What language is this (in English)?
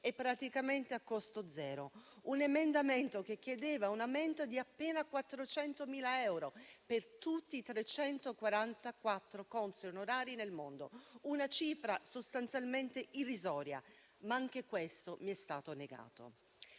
Italian